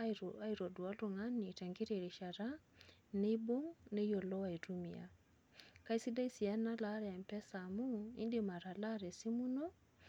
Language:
Masai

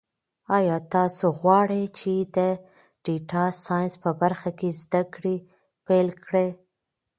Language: Pashto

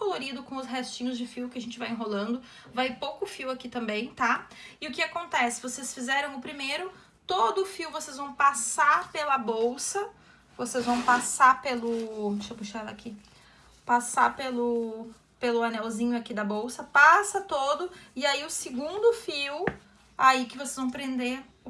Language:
Portuguese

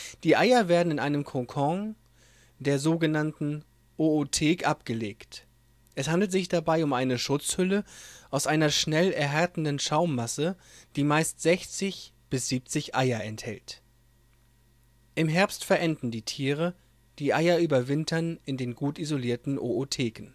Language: German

